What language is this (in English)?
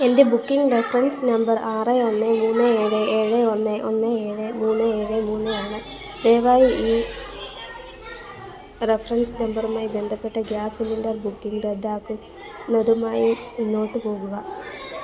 Malayalam